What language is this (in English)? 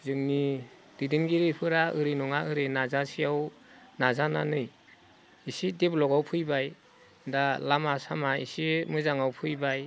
Bodo